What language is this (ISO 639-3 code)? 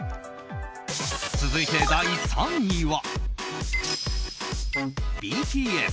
jpn